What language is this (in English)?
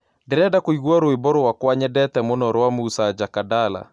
Kikuyu